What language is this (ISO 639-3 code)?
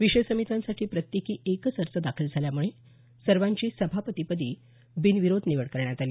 mar